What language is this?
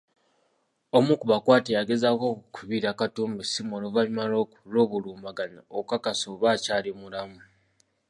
Ganda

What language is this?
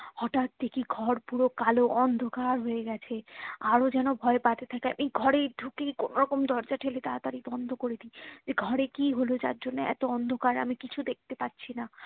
Bangla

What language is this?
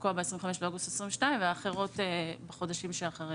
Hebrew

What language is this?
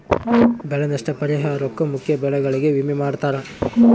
Kannada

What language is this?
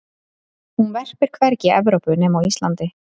Icelandic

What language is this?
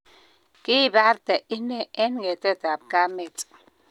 Kalenjin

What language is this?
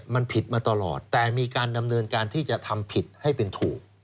Thai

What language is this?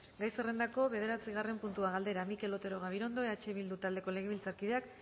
Basque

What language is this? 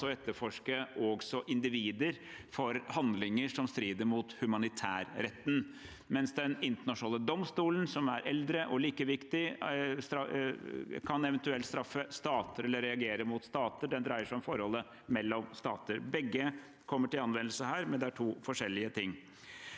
Norwegian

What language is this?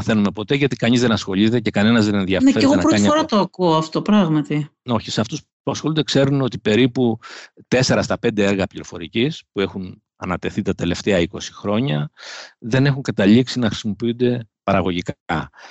Greek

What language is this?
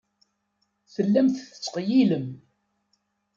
Kabyle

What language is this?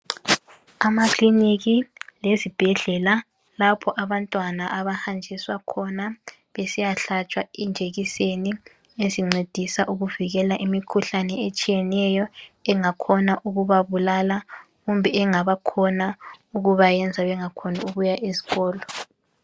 North Ndebele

